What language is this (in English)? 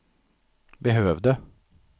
Swedish